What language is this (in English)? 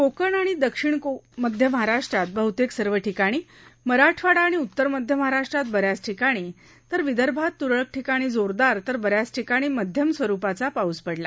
Marathi